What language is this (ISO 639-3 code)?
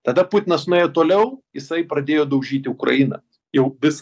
lit